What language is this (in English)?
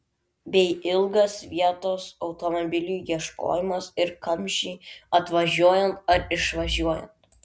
Lithuanian